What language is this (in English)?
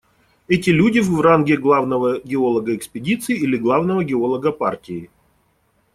Russian